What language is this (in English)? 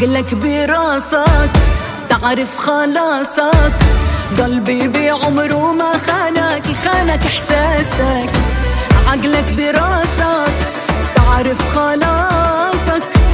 Arabic